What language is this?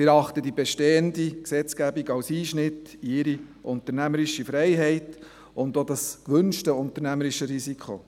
Swiss German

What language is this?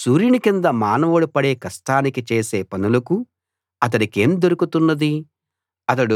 Telugu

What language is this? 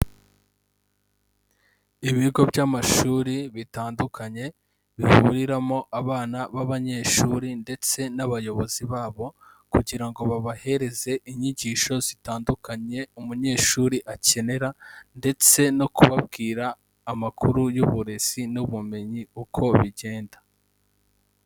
Kinyarwanda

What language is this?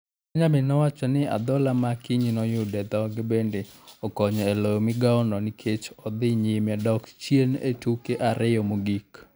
Luo (Kenya and Tanzania)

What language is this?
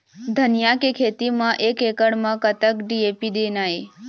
Chhattisgarhi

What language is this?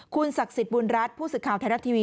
Thai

